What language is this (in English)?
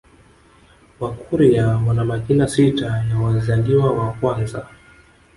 Swahili